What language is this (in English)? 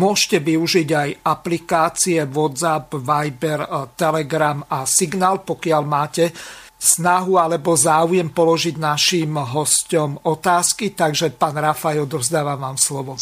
Slovak